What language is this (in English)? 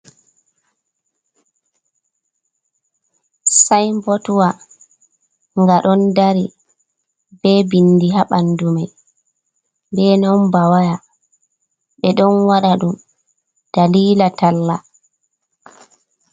Fula